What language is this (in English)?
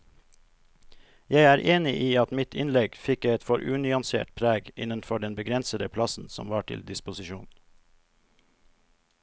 Norwegian